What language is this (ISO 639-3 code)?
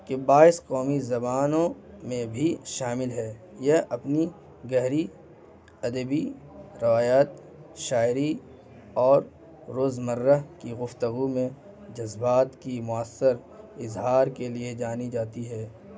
urd